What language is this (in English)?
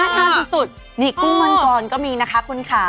Thai